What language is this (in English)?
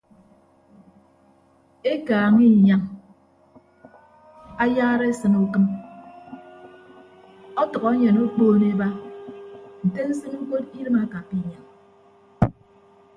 Ibibio